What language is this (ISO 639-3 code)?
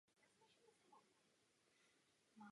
ces